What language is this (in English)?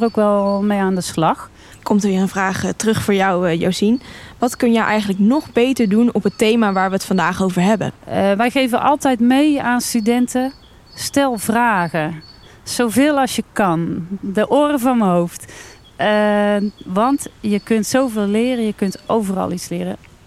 Dutch